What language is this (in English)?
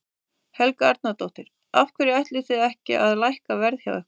Icelandic